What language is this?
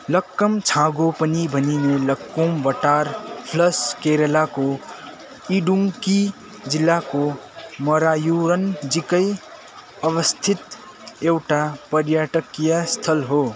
Nepali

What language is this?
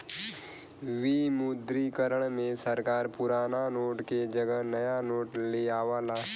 Bhojpuri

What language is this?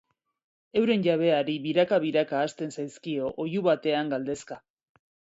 Basque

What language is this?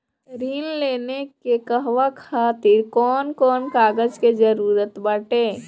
Bhojpuri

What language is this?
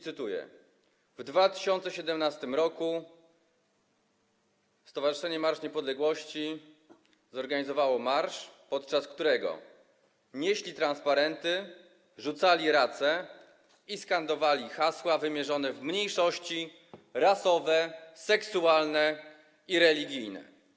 Polish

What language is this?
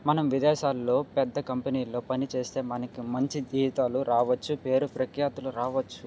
Telugu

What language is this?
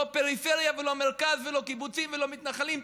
Hebrew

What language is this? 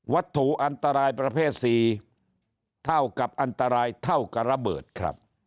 Thai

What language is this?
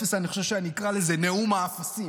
Hebrew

